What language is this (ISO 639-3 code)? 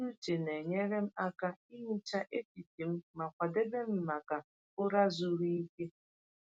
ibo